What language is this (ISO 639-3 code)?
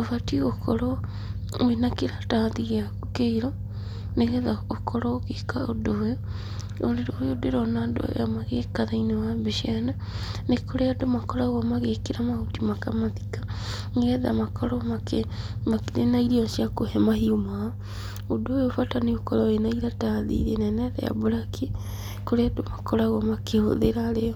kik